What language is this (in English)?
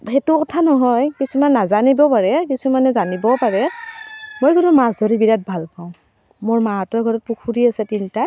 Assamese